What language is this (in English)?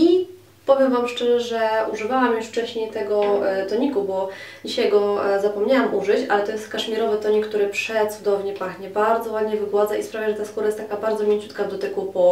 Polish